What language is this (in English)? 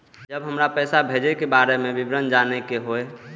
Maithili